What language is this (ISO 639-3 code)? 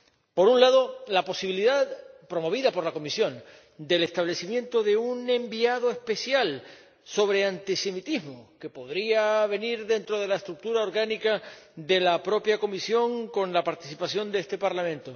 spa